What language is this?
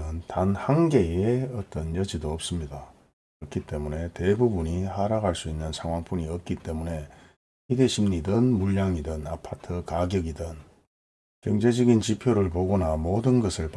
Korean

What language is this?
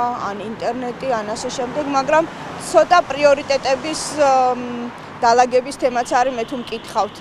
Romanian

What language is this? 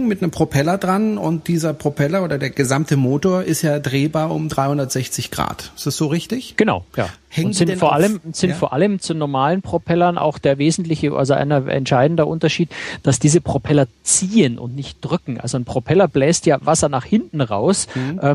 German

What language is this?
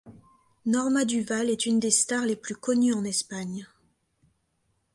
French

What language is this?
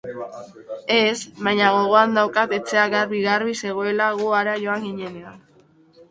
Basque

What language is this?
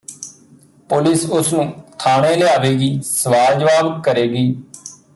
Punjabi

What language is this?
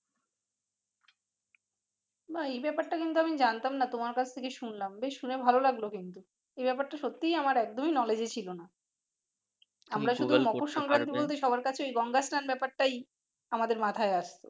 Bangla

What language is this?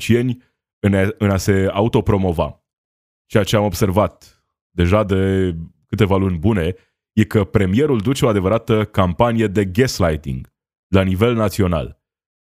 Romanian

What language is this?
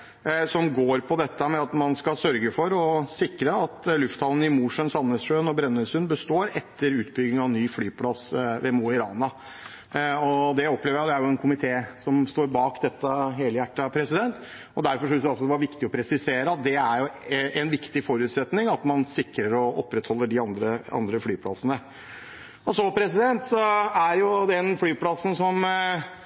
Norwegian Bokmål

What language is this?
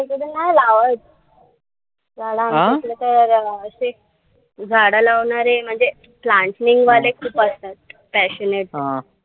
Marathi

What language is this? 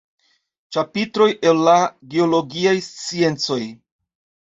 Esperanto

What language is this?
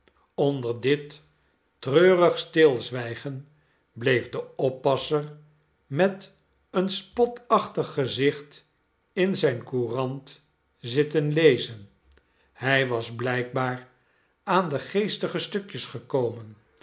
Dutch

